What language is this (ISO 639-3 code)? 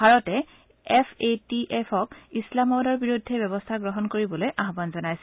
asm